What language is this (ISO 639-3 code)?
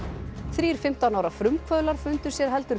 isl